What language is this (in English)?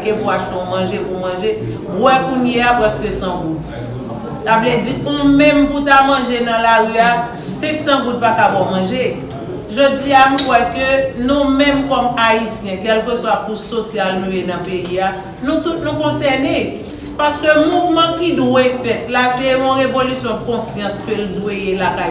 French